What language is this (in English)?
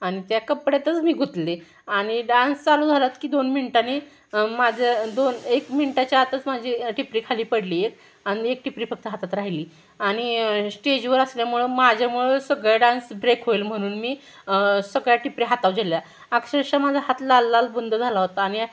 Marathi